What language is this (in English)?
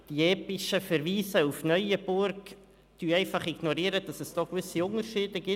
Swiss German